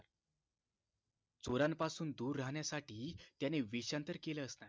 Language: Marathi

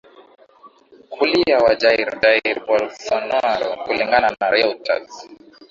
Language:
Swahili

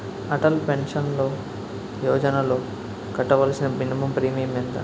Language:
Telugu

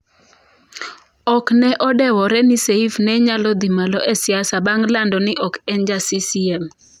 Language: Luo (Kenya and Tanzania)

